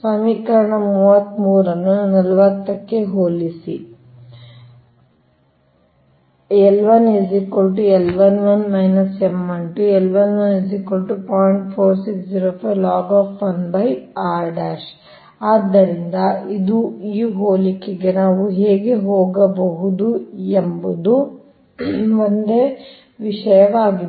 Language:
Kannada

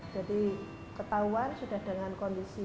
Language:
Indonesian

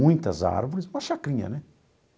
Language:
Portuguese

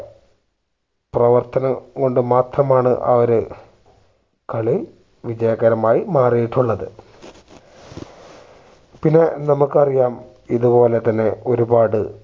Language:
Malayalam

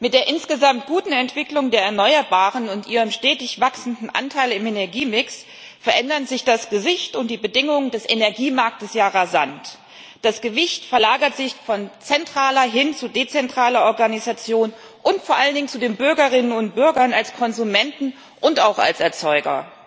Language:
German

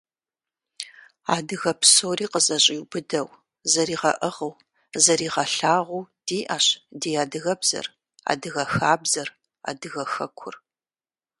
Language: Kabardian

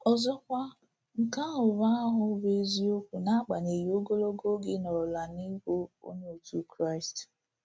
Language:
Igbo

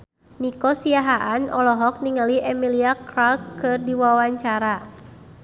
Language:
Sundanese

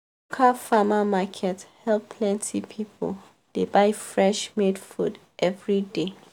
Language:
Nigerian Pidgin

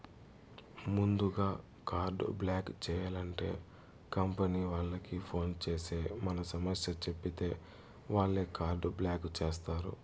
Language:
Telugu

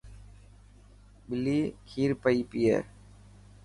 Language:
Dhatki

